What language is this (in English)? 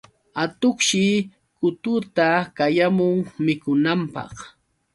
Yauyos Quechua